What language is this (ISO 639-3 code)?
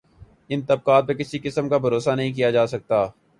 urd